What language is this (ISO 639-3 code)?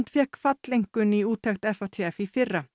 isl